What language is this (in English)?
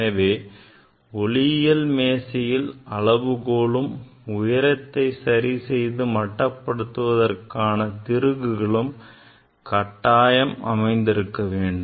Tamil